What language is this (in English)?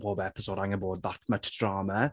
Welsh